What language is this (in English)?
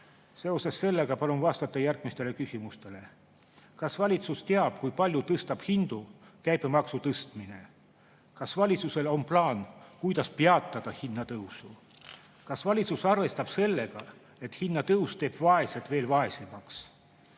Estonian